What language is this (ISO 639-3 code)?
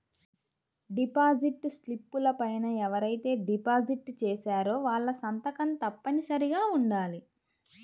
tel